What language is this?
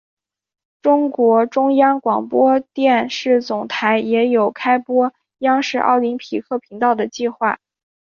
Chinese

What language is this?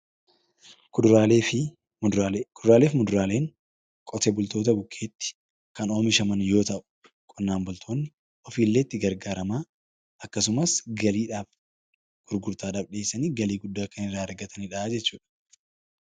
Oromo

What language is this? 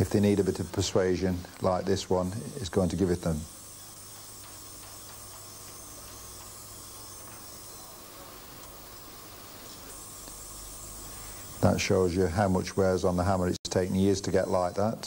English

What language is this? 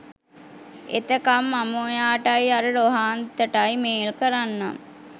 Sinhala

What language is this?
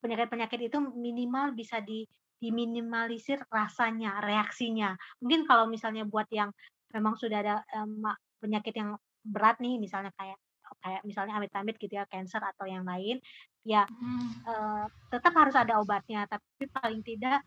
Indonesian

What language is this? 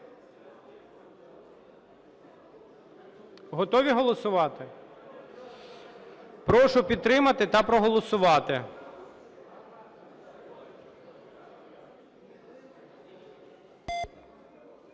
Ukrainian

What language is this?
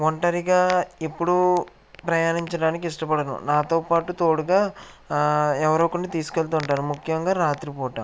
Telugu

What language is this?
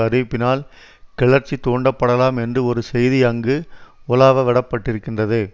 Tamil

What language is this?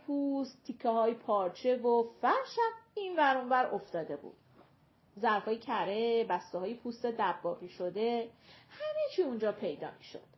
Persian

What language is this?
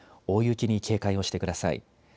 Japanese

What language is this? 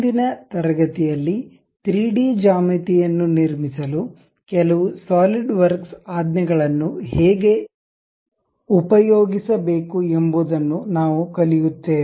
Kannada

